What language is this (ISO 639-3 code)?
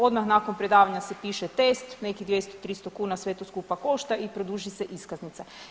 hrv